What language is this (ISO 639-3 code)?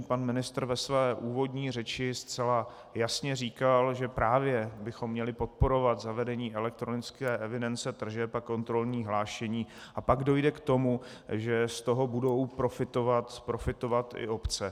ces